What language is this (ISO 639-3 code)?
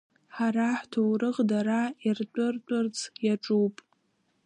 abk